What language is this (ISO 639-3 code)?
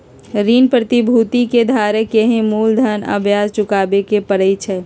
mag